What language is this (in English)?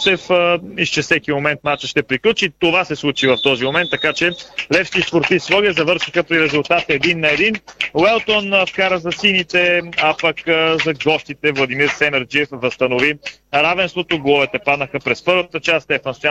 Bulgarian